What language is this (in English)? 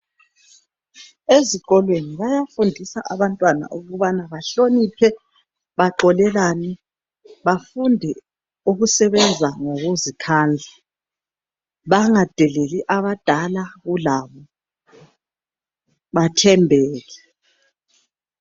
North Ndebele